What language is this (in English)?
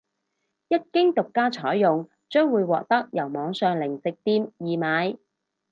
Cantonese